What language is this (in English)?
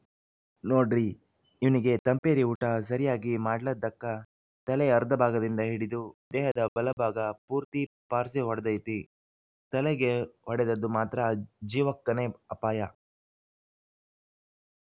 Kannada